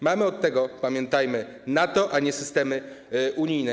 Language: Polish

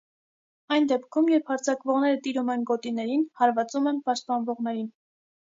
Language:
Armenian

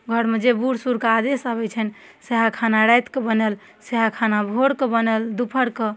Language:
Maithili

